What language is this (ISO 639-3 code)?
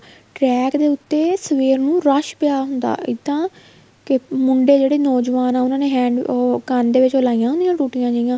pan